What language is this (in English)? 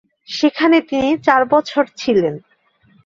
Bangla